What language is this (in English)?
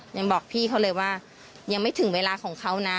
Thai